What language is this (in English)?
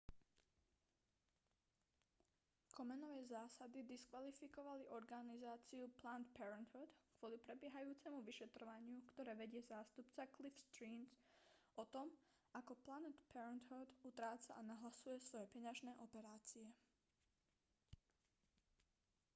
Slovak